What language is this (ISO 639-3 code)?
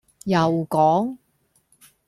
yue